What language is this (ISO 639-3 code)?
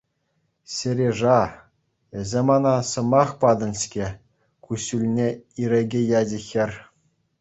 chv